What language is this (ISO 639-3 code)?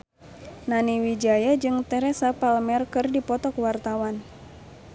sun